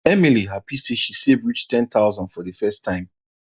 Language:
Nigerian Pidgin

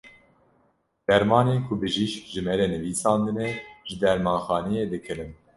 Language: Kurdish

